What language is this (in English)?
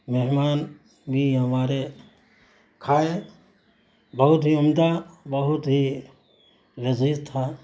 Urdu